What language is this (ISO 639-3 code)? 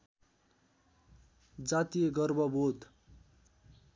nep